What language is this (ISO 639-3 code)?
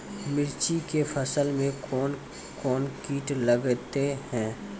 mai